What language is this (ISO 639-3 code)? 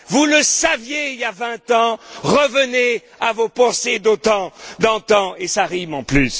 fra